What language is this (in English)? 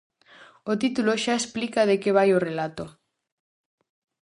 Galician